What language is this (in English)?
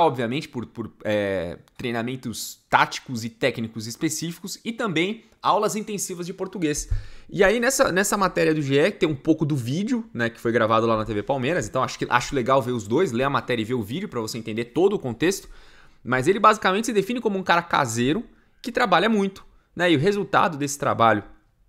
Portuguese